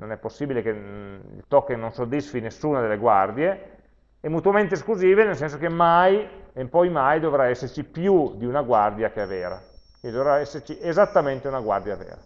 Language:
Italian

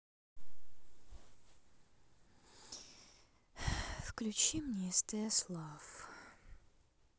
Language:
Russian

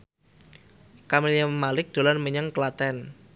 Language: Javanese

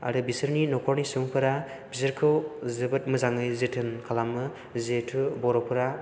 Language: Bodo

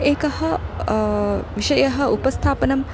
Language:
Sanskrit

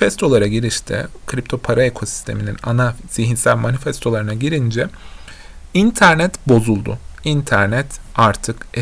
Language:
Turkish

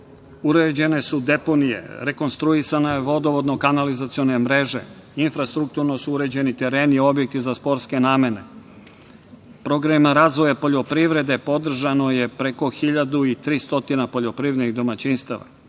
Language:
Serbian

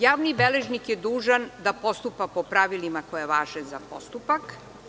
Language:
Serbian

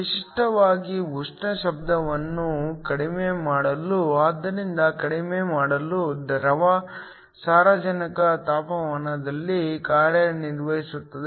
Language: Kannada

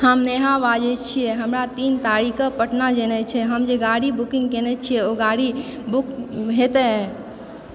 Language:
Maithili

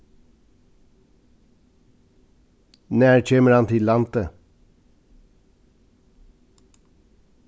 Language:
Faroese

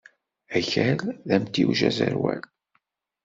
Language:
Kabyle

